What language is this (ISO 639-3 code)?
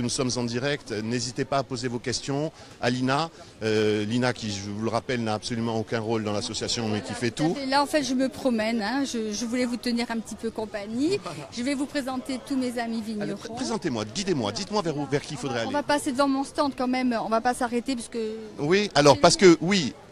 fra